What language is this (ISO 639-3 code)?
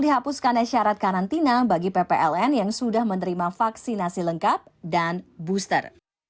ind